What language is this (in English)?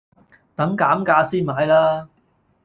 Cantonese